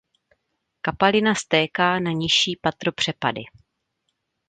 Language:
Czech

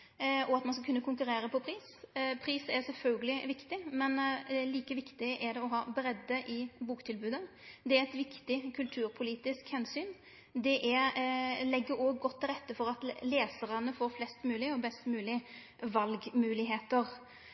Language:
Norwegian Nynorsk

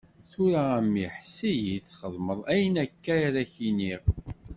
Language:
Kabyle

